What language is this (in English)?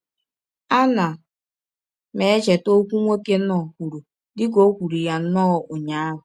Igbo